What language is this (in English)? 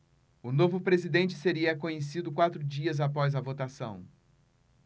Portuguese